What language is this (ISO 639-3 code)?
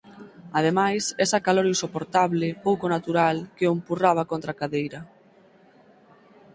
glg